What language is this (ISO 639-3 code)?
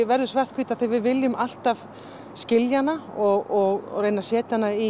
isl